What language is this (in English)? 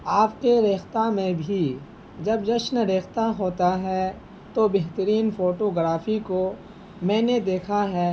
Urdu